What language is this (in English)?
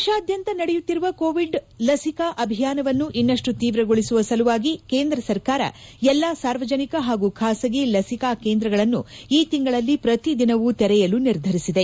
Kannada